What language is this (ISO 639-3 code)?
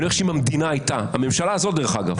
heb